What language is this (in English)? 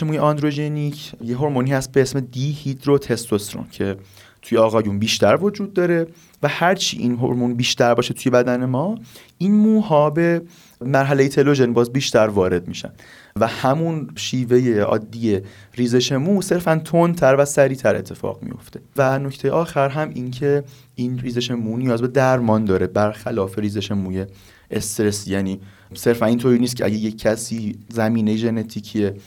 Persian